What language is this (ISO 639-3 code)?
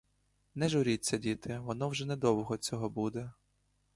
ukr